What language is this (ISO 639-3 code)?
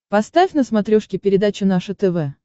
rus